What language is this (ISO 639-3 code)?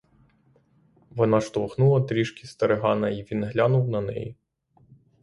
ukr